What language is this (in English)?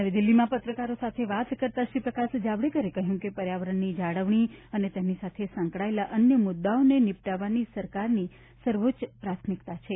Gujarati